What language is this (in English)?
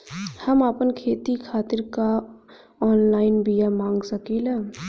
Bhojpuri